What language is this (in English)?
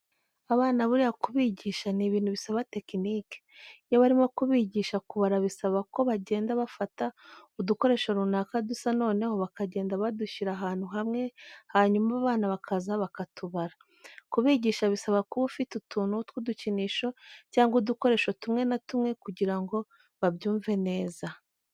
Kinyarwanda